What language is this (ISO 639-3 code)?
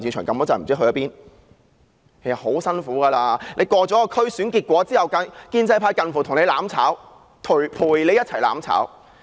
yue